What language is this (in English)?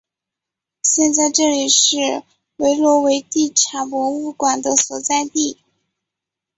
Chinese